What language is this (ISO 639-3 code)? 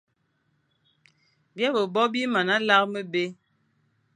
fan